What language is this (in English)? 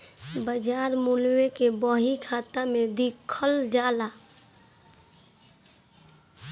Bhojpuri